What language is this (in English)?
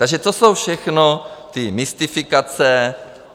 Czech